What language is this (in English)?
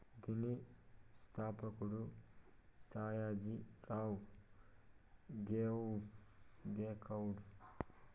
Telugu